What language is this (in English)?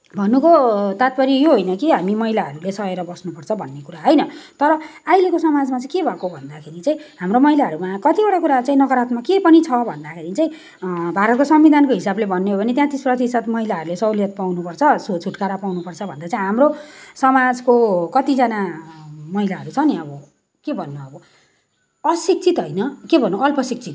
Nepali